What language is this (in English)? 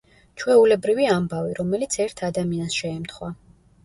Georgian